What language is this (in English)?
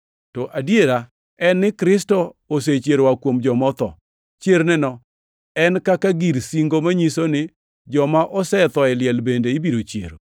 Luo (Kenya and Tanzania)